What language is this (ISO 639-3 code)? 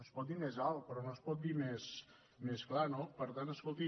cat